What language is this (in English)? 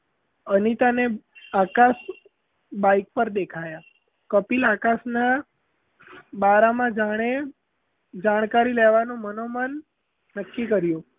Gujarati